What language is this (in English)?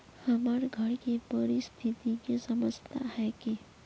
Magahi